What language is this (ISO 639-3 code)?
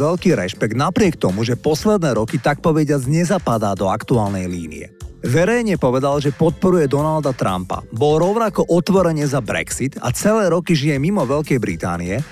slk